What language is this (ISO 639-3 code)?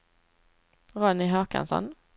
swe